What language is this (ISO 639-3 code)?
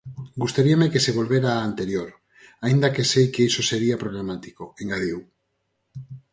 glg